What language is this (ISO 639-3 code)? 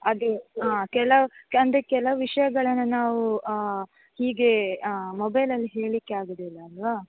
kan